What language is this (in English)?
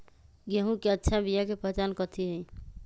Magahi